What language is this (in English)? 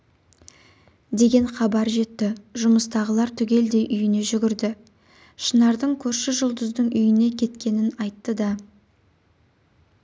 Kazakh